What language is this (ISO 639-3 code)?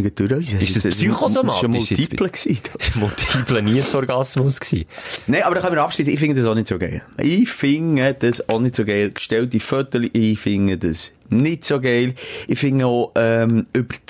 deu